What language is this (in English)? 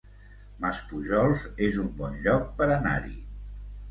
Catalan